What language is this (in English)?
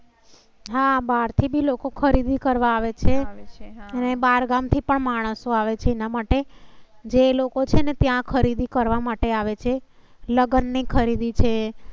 Gujarati